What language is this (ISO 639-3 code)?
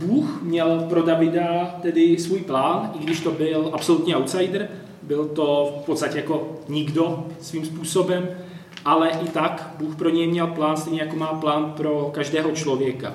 ces